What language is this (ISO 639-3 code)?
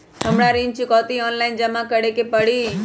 mag